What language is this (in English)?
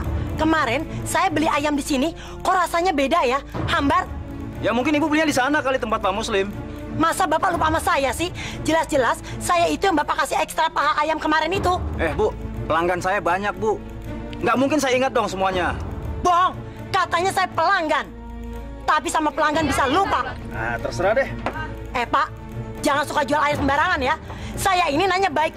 Indonesian